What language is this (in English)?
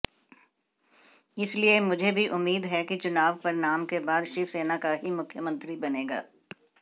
Hindi